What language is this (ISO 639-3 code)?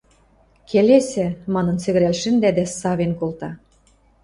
mrj